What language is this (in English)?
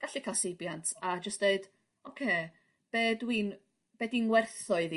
Welsh